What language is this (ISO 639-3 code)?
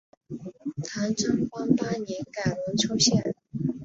zho